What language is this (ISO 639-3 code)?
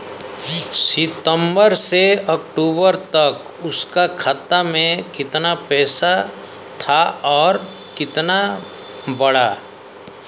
bho